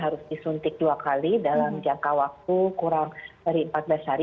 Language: Indonesian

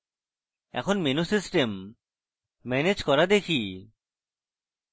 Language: Bangla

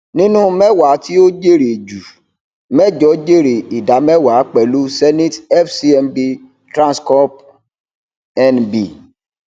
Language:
Yoruba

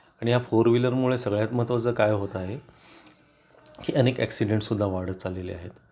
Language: Marathi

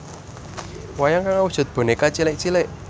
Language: Javanese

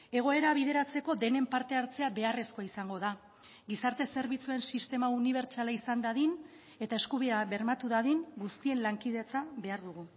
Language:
Basque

